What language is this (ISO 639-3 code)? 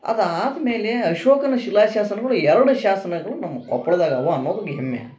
kan